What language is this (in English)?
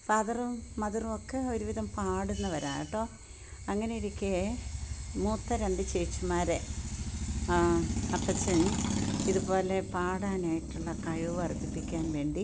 Malayalam